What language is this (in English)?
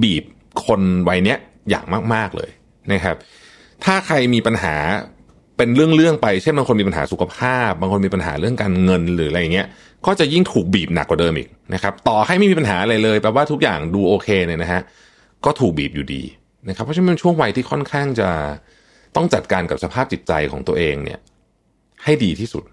Thai